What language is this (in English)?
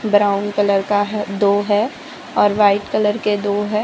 Hindi